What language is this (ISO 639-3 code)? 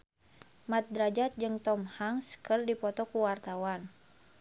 sun